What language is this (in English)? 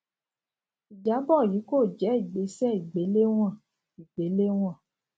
Yoruba